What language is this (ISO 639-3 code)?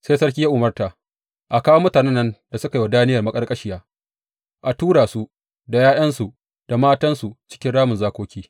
hau